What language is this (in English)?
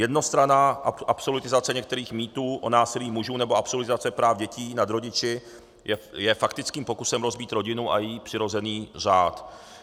Czech